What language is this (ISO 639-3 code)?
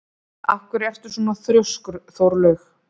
isl